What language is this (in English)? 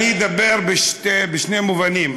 Hebrew